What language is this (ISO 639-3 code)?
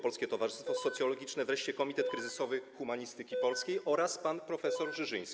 pol